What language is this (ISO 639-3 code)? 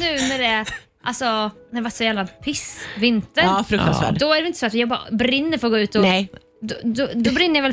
swe